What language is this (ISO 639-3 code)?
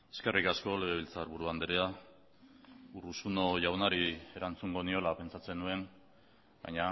eus